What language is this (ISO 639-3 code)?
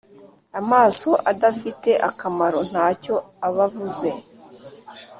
kin